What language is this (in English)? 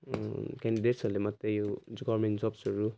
Nepali